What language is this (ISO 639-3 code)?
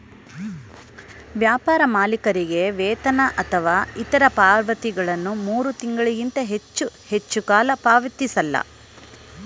kan